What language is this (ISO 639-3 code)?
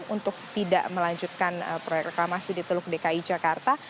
ind